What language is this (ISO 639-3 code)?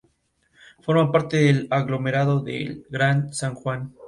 spa